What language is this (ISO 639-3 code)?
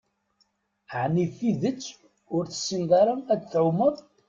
kab